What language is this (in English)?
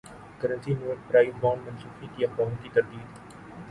Urdu